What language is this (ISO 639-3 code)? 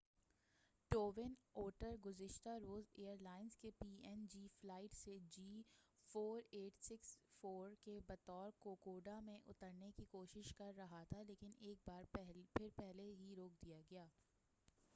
urd